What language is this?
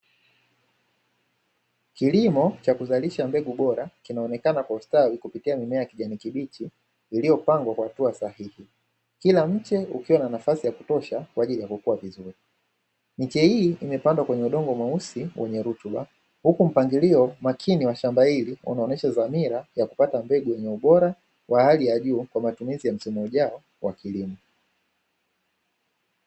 Swahili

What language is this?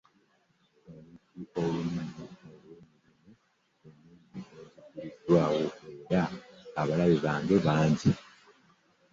Ganda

